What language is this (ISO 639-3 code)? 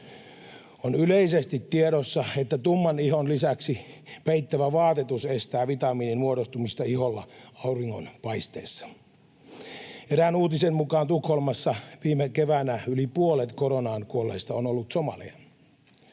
fin